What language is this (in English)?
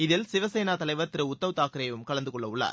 Tamil